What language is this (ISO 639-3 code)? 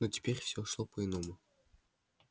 rus